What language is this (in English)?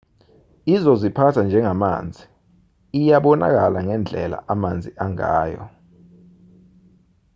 Zulu